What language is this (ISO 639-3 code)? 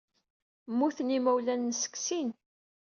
kab